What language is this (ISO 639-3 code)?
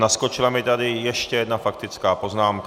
ces